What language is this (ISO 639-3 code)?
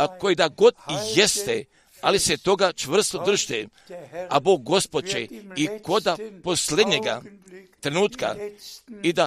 hrv